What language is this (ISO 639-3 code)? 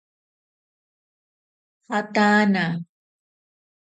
prq